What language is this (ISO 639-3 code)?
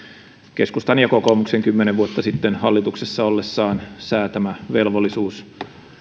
fin